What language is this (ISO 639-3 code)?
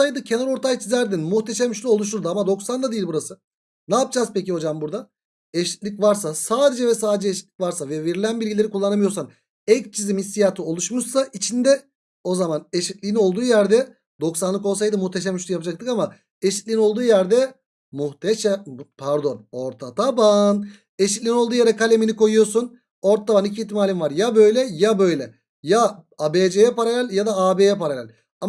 tur